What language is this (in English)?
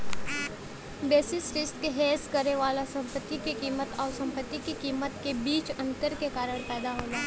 Bhojpuri